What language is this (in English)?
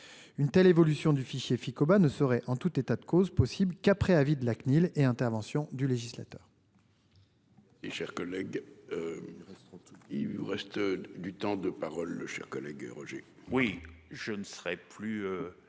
French